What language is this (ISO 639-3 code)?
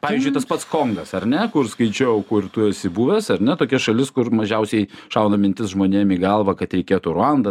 lit